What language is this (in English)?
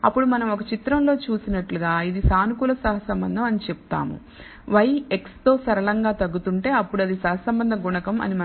Telugu